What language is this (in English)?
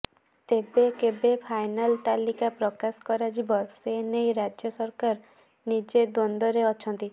Odia